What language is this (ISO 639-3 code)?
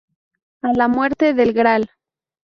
spa